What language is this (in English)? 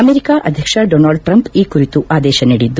Kannada